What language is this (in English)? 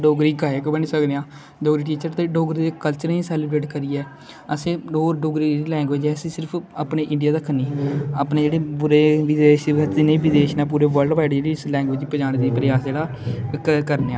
Dogri